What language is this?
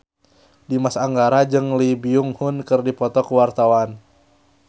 Sundanese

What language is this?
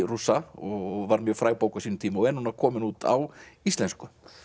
Icelandic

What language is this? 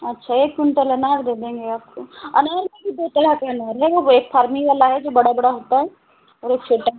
Hindi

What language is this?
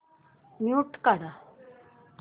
Marathi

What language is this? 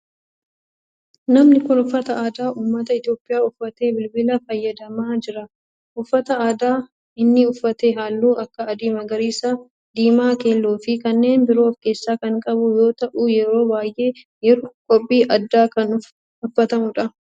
Oromo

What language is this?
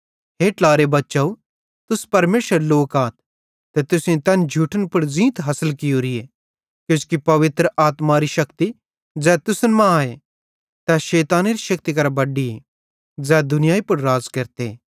Bhadrawahi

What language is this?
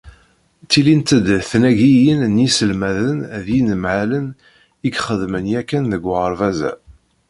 Kabyle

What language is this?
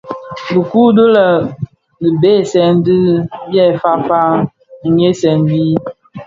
Bafia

